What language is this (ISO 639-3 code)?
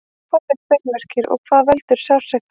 isl